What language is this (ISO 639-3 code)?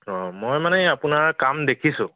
asm